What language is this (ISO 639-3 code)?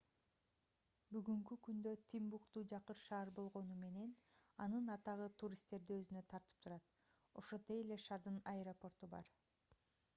kir